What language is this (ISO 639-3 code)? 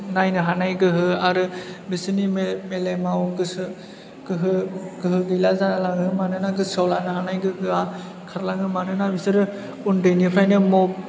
brx